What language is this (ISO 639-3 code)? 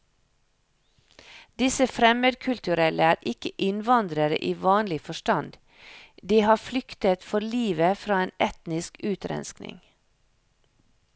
nor